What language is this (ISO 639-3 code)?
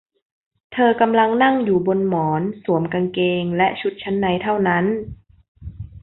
tha